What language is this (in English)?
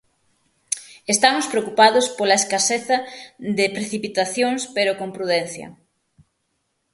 Galician